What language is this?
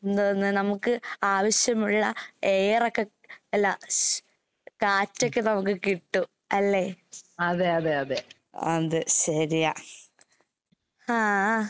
Malayalam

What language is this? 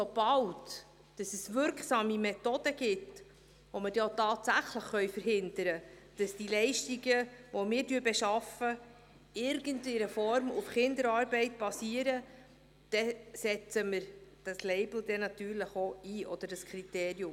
Swiss German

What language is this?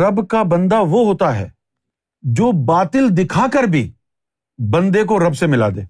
Urdu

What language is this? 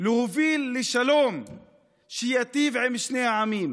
Hebrew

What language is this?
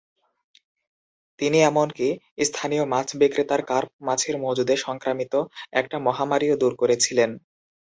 Bangla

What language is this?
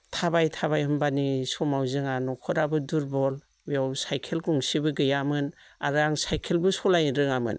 Bodo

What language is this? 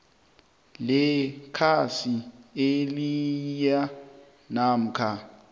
South Ndebele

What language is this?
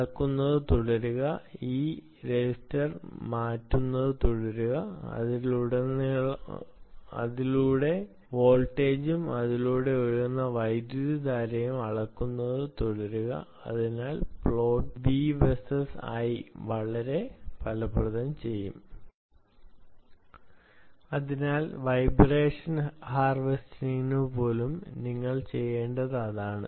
Malayalam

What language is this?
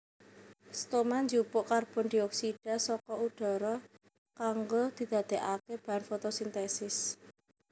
Javanese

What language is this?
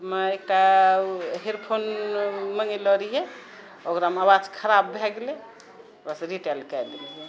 Maithili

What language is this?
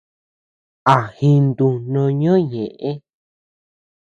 Tepeuxila Cuicatec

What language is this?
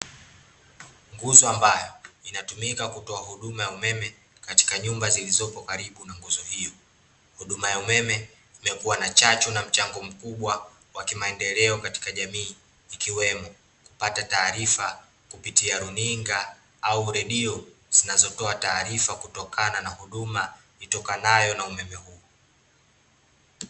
Swahili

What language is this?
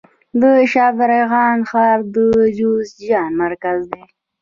Pashto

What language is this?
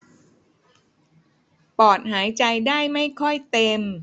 Thai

